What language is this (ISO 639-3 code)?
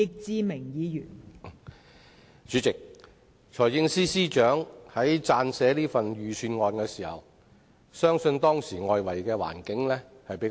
yue